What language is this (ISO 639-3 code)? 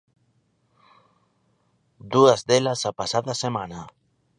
glg